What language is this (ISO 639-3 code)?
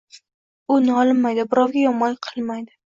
uzb